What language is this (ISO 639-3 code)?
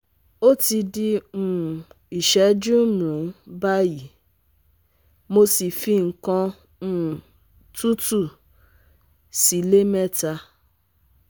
yor